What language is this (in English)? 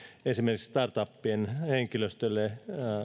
Finnish